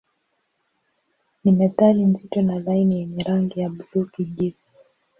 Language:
Swahili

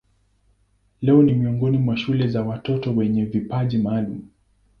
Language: Swahili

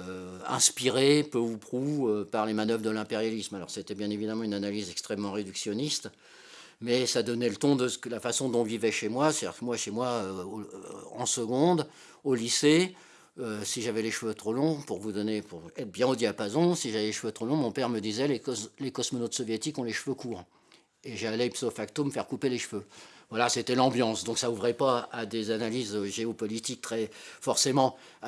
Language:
French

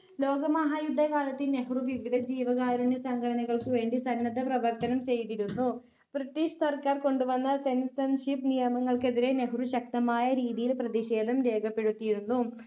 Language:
Malayalam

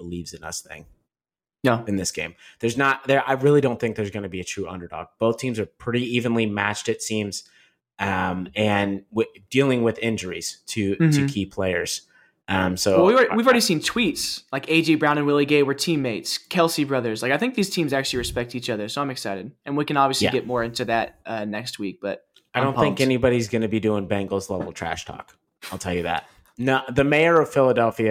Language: English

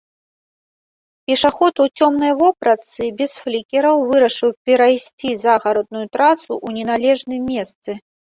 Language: Belarusian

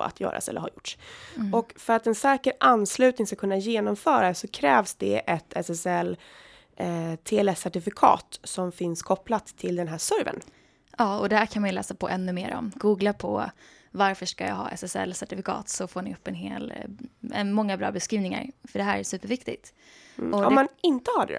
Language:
Swedish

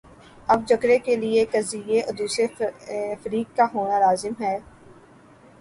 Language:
Urdu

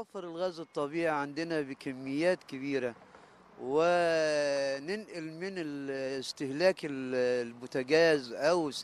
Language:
Arabic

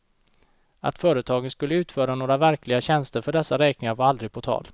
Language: Swedish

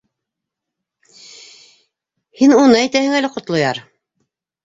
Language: Bashkir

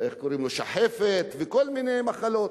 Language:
Hebrew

